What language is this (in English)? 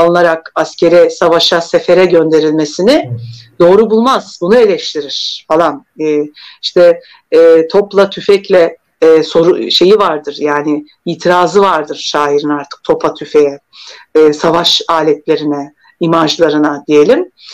Turkish